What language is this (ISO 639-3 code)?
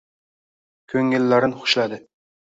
uzb